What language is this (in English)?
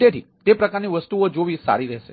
Gujarati